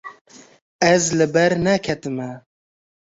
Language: Kurdish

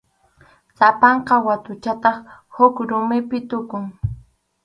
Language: Arequipa-La Unión Quechua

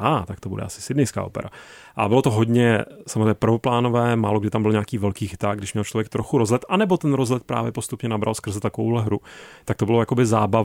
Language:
Czech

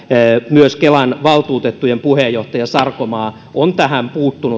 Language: Finnish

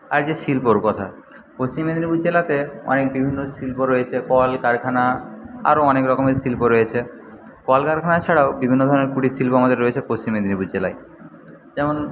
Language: Bangla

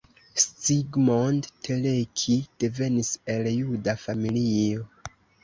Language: Esperanto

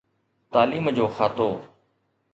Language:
Sindhi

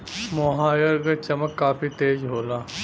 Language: Bhojpuri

